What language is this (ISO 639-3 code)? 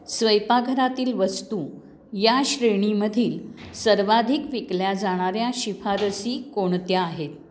mar